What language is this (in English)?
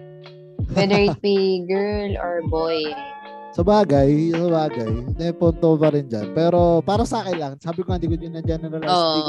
Filipino